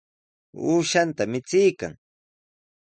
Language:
Sihuas Ancash Quechua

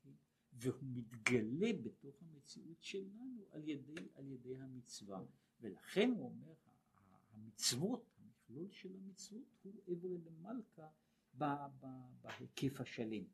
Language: Hebrew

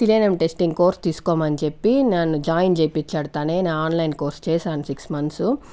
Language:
Telugu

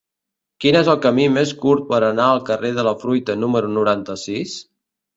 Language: Catalan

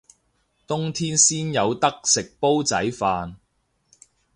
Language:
Cantonese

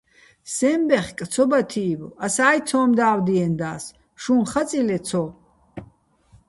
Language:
Bats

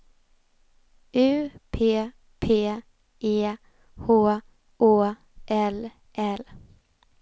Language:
Swedish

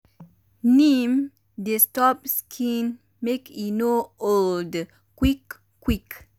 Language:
Nigerian Pidgin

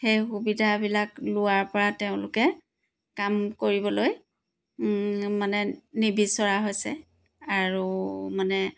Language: Assamese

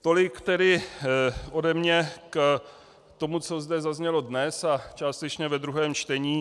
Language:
Czech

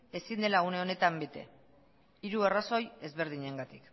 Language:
Basque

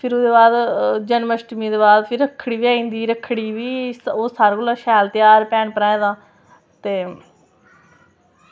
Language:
Dogri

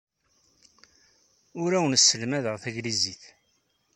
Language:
Kabyle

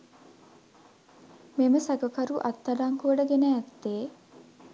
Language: Sinhala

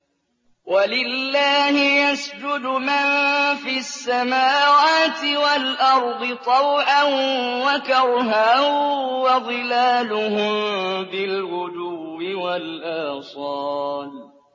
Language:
Arabic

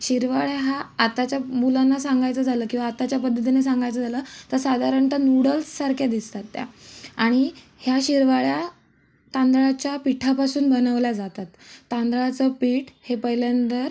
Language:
Marathi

